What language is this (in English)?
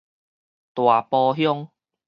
Min Nan Chinese